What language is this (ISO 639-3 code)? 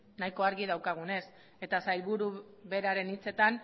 eus